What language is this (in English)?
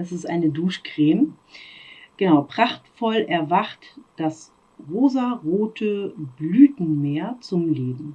German